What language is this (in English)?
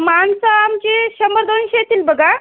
Marathi